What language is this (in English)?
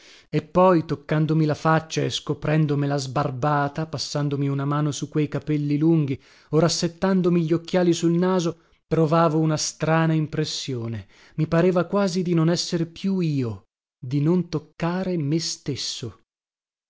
Italian